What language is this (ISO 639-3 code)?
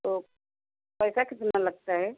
hin